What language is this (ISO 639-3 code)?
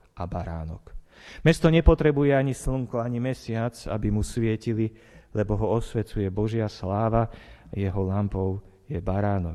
slk